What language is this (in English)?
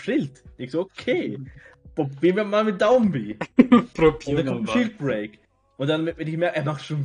German